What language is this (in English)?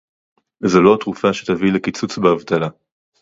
Hebrew